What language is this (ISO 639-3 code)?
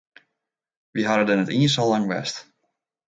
fry